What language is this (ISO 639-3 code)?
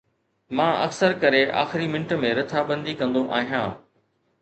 snd